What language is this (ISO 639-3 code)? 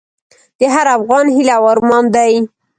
pus